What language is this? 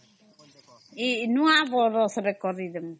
Odia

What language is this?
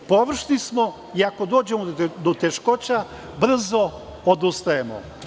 Serbian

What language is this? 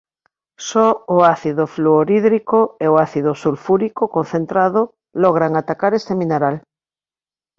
Galician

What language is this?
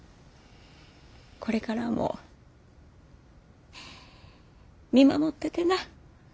Japanese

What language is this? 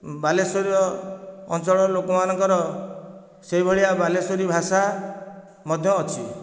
Odia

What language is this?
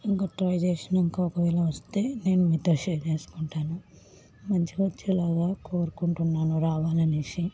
Telugu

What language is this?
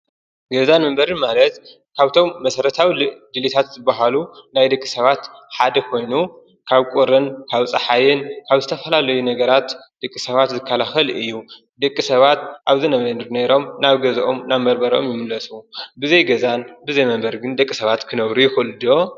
Tigrinya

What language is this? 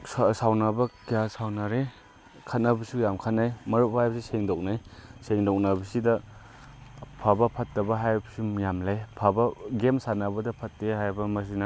Manipuri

